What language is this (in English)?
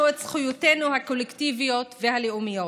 Hebrew